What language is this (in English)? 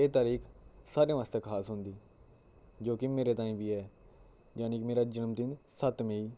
Dogri